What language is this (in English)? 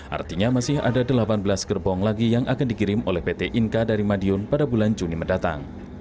Indonesian